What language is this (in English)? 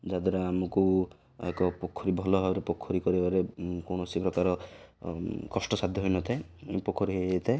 Odia